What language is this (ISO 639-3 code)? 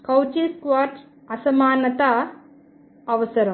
tel